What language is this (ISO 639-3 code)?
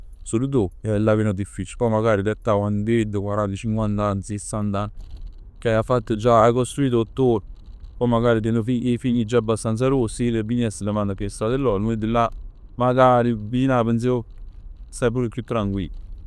nap